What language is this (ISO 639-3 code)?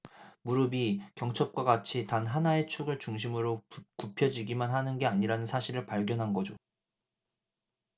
kor